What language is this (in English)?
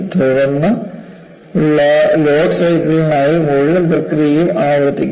Malayalam